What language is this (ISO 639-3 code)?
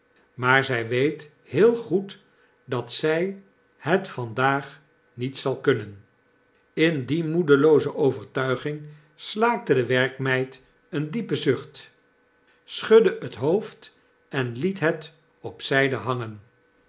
nld